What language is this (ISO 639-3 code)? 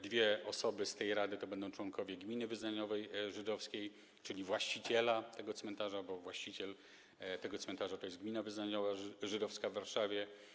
pol